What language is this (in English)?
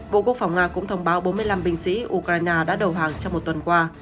Vietnamese